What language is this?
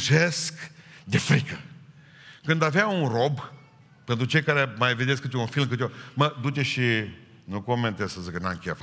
Romanian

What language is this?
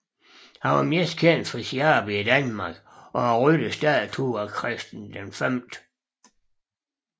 Danish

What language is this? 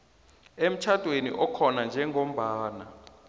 South Ndebele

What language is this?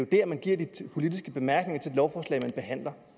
Danish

